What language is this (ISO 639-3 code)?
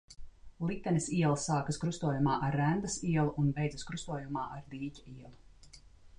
lav